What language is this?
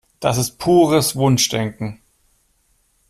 German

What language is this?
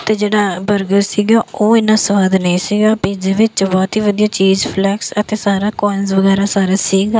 Punjabi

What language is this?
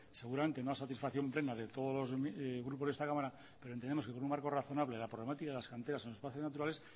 Spanish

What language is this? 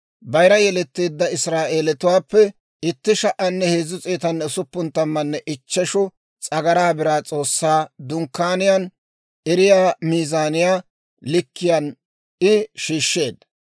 Dawro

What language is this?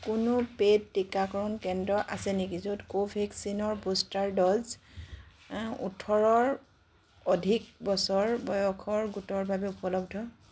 Assamese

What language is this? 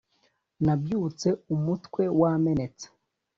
Kinyarwanda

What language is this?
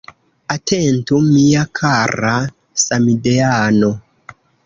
Esperanto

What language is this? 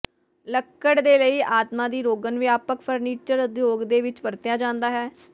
Punjabi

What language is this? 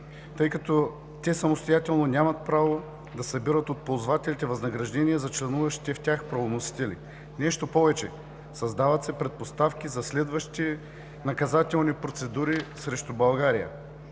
Bulgarian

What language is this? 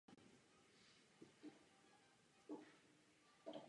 Czech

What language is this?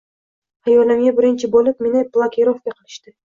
Uzbek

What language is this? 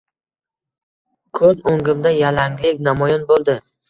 Uzbek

